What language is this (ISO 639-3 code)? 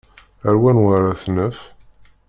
kab